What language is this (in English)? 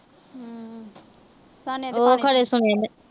Punjabi